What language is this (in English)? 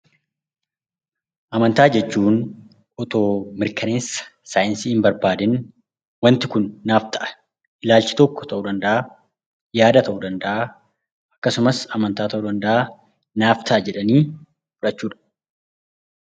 Oromo